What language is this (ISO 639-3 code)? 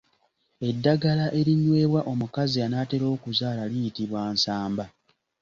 lug